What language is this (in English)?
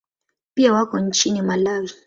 Swahili